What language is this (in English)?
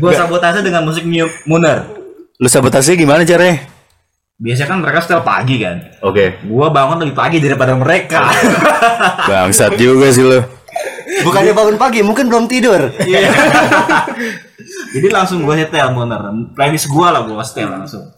Indonesian